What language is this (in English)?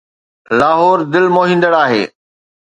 Sindhi